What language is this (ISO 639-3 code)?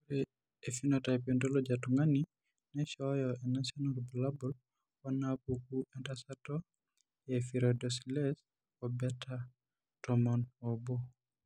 mas